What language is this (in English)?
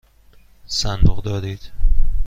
Persian